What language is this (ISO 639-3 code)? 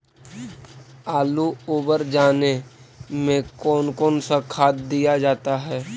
mag